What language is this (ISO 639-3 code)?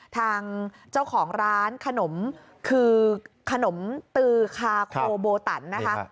tha